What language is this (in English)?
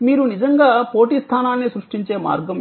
Telugu